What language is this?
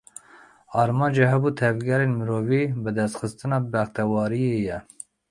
Kurdish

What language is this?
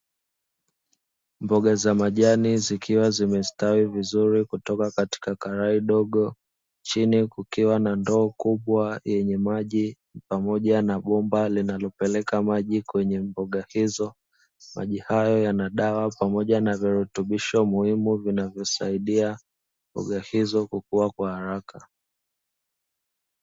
Swahili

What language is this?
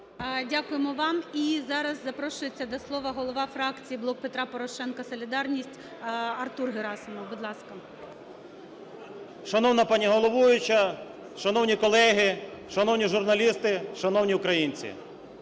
Ukrainian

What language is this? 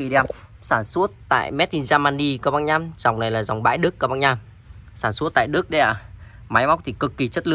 Vietnamese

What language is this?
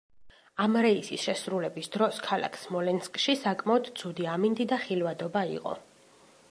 Georgian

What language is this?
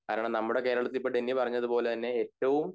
Malayalam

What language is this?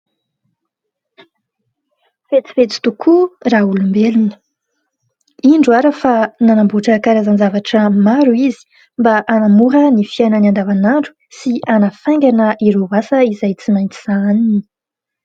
Malagasy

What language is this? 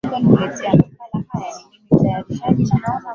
Swahili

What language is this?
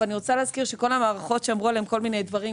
Hebrew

